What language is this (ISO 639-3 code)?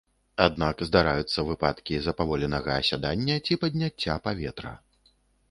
bel